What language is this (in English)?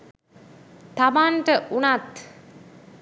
Sinhala